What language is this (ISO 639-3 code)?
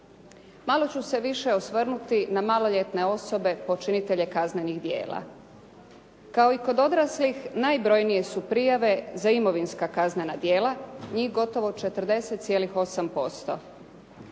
hrv